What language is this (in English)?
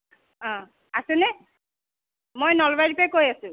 Assamese